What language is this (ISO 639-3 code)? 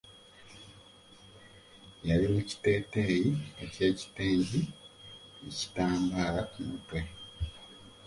lug